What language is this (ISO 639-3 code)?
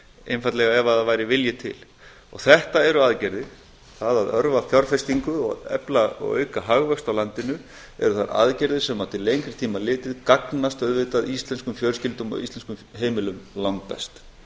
isl